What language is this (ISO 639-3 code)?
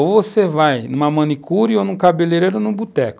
por